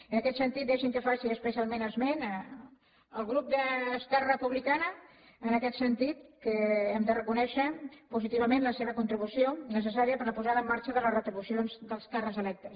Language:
Catalan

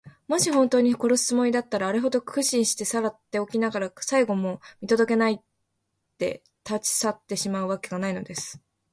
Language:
Japanese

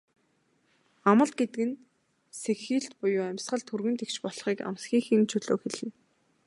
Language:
Mongolian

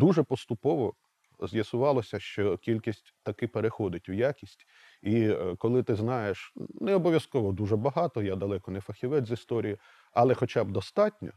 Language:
Ukrainian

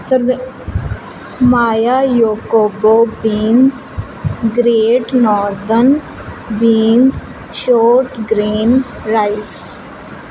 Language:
Punjabi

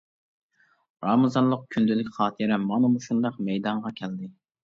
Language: Uyghur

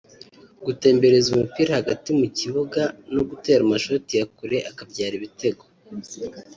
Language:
Kinyarwanda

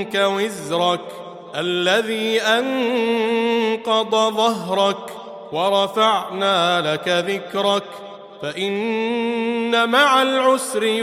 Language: Arabic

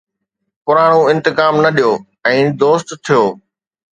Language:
Sindhi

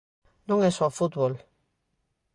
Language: Galician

